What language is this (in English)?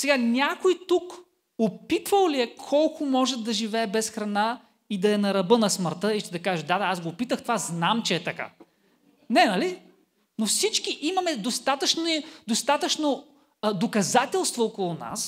Bulgarian